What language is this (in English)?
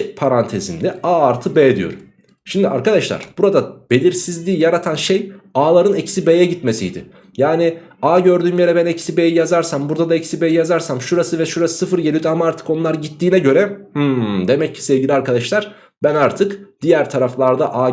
Turkish